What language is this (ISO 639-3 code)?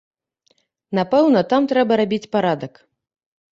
bel